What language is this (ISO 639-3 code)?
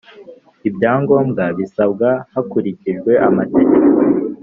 kin